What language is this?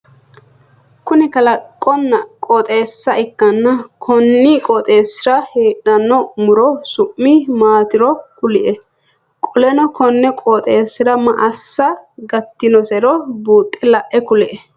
Sidamo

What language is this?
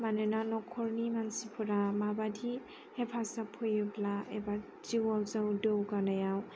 Bodo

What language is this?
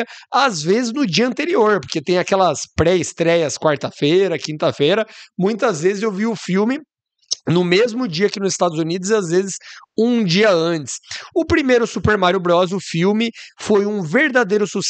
Portuguese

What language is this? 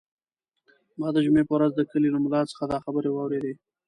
Pashto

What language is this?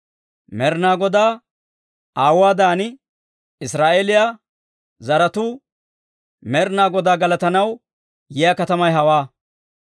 Dawro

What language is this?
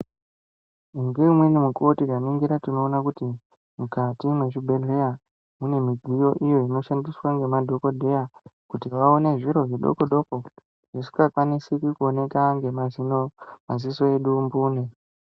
Ndau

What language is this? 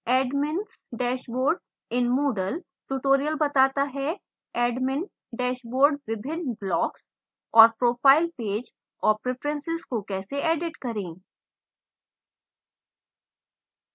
Hindi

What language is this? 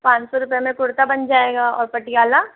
Hindi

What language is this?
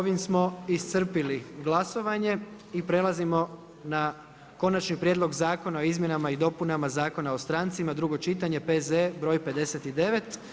Croatian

